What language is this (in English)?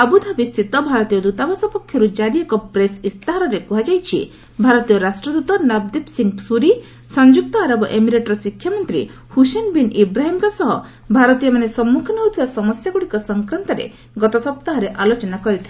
Odia